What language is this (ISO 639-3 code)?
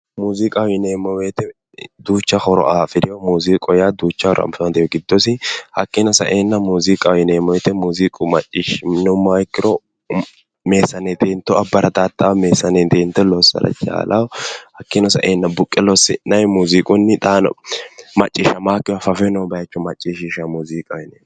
sid